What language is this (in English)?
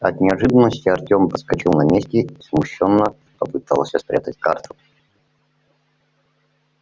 Russian